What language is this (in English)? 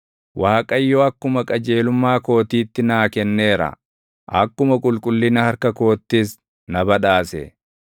Oromo